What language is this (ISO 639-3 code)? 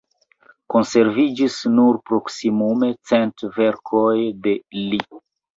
epo